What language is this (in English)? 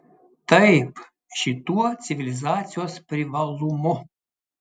Lithuanian